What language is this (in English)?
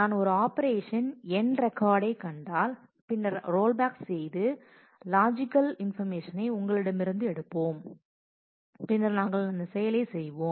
Tamil